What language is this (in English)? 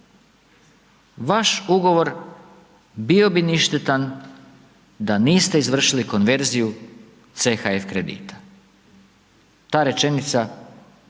Croatian